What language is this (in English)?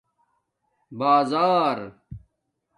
Domaaki